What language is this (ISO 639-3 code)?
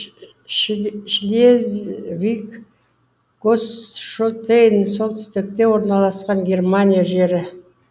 kaz